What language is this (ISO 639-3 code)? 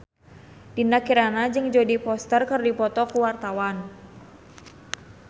sun